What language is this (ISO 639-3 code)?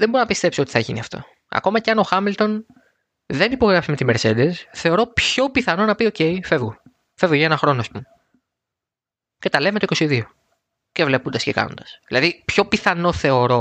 ell